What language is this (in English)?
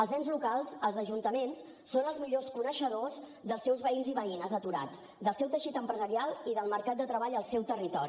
Catalan